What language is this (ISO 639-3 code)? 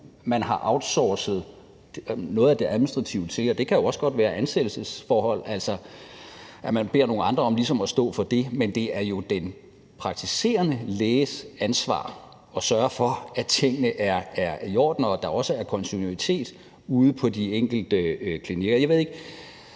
dan